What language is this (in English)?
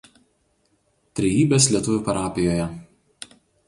Lithuanian